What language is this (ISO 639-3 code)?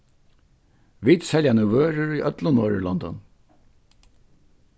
fao